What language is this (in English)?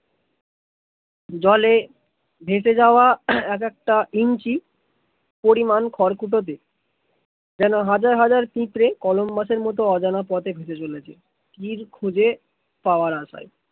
Bangla